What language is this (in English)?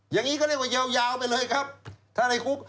Thai